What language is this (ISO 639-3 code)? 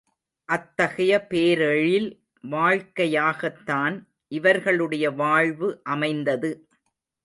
tam